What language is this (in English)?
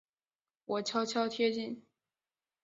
Chinese